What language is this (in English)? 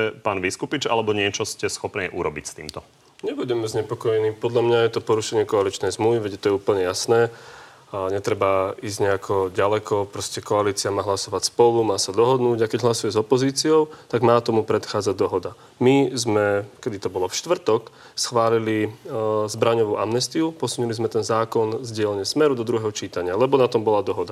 Slovak